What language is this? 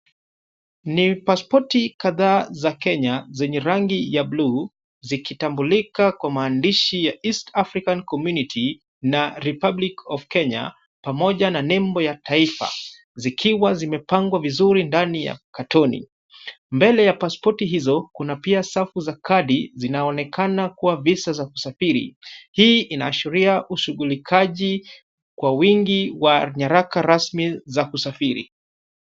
Swahili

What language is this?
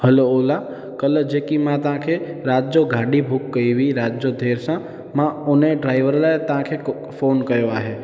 Sindhi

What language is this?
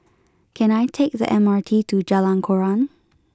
English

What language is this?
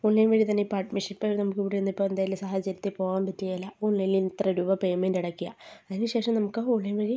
Malayalam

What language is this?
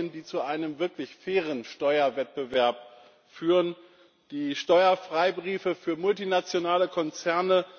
German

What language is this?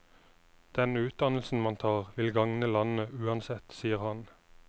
Norwegian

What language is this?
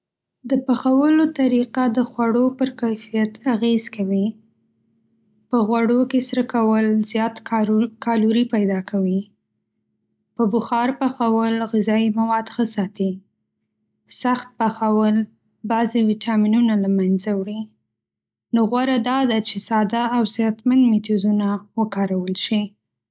Pashto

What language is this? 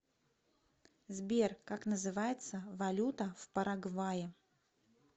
Russian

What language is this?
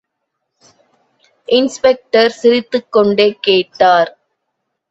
Tamil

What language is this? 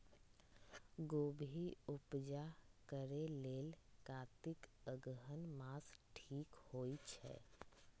Magahi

